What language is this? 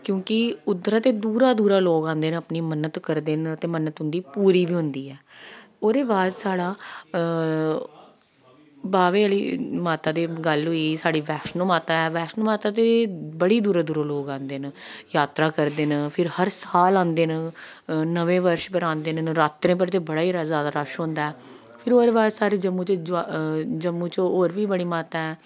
Dogri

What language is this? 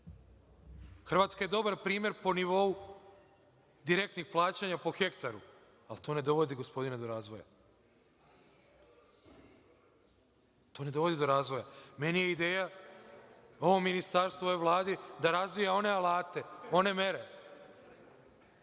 Serbian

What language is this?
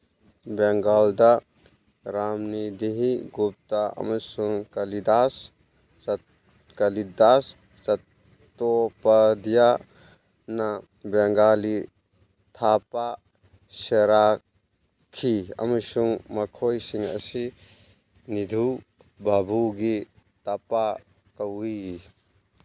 Manipuri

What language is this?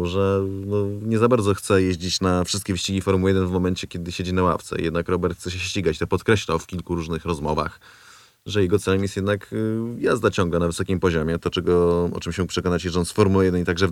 Polish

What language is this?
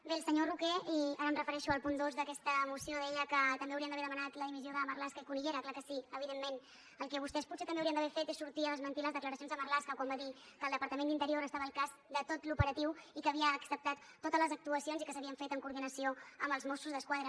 Catalan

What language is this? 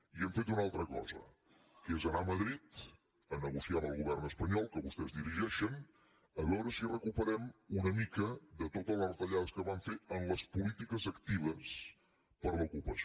Catalan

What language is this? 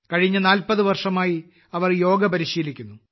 Malayalam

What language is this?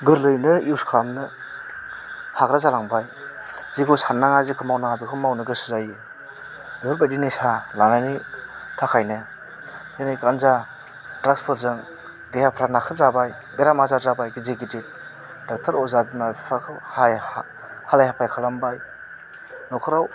Bodo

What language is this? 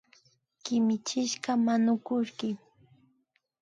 Imbabura Highland Quichua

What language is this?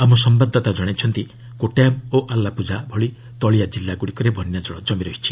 Odia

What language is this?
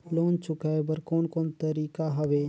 Chhattisgarhi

